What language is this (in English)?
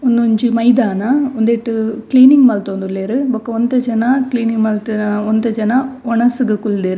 Tulu